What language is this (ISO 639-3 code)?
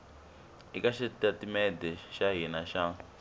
tso